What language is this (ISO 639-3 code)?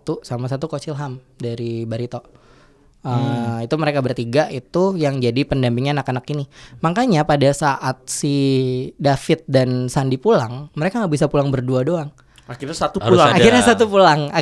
ind